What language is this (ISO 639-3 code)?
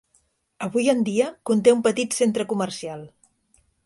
cat